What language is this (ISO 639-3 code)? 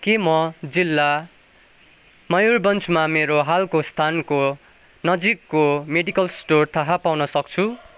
nep